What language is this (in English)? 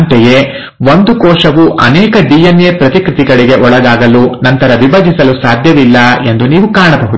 Kannada